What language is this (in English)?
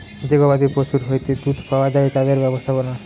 Bangla